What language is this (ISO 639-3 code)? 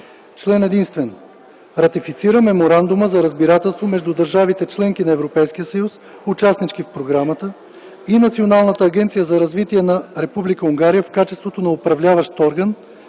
bul